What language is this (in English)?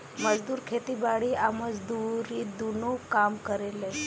Bhojpuri